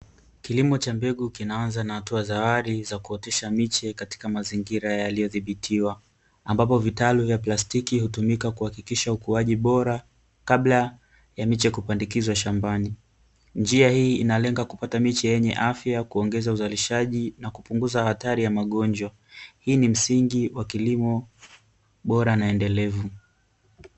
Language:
Swahili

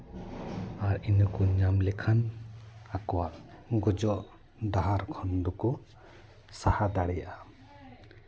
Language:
Santali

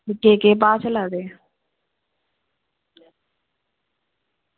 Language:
Dogri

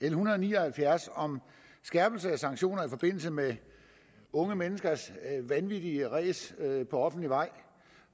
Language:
Danish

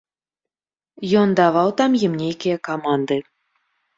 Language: Belarusian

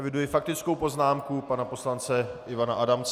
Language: Czech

